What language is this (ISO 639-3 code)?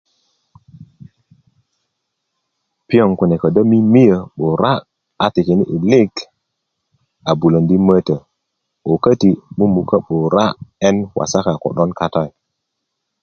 ukv